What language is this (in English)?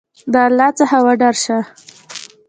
Pashto